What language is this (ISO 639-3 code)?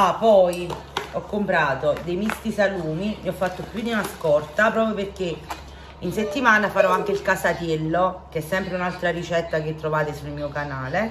ita